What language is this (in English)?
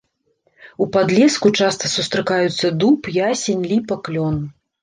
Belarusian